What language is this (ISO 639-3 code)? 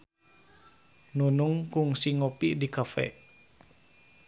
sun